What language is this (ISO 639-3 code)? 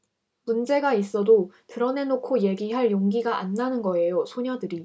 kor